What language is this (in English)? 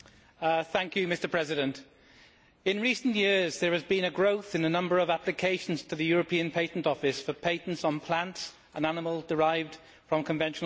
English